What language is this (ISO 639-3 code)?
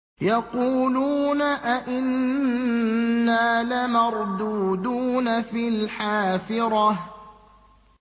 ara